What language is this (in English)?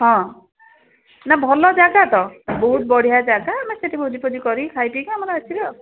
Odia